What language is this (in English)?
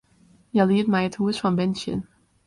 Western Frisian